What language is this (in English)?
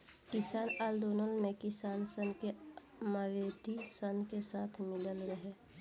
Bhojpuri